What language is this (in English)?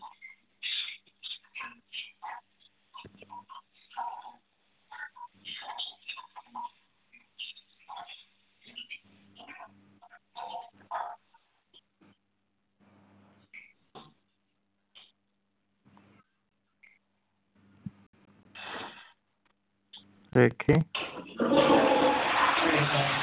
Punjabi